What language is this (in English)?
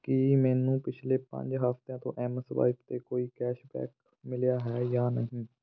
Punjabi